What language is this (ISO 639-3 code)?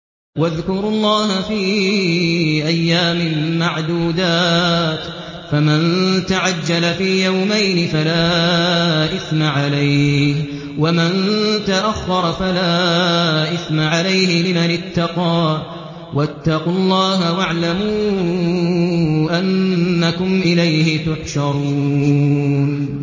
ara